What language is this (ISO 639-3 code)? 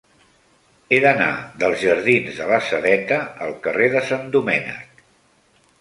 cat